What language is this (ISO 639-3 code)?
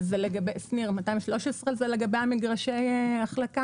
heb